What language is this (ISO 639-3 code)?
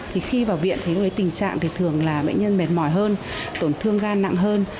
vie